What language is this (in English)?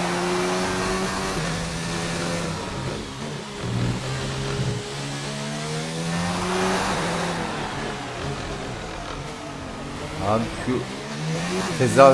Turkish